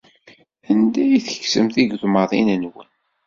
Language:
Kabyle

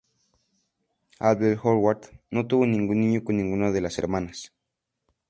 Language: Spanish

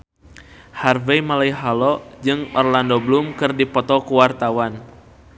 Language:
Sundanese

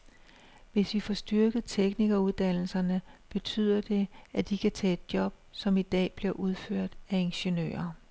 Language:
Danish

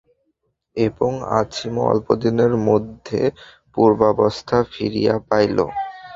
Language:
Bangla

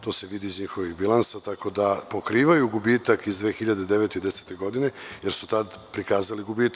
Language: Serbian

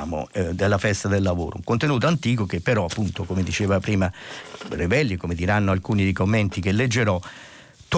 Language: Italian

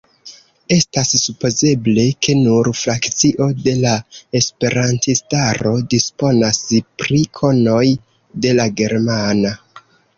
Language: Esperanto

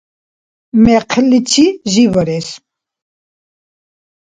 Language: Dargwa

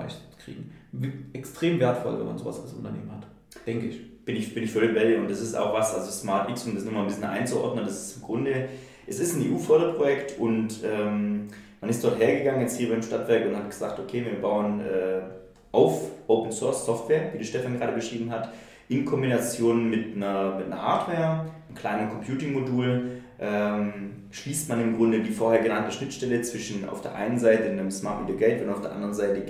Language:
German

